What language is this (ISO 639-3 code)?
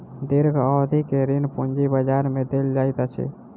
mai